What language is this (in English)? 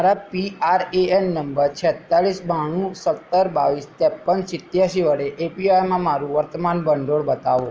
Gujarati